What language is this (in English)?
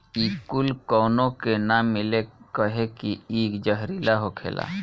Bhojpuri